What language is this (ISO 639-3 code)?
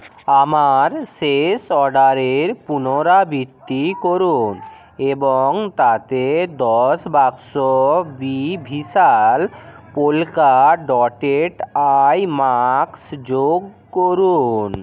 ben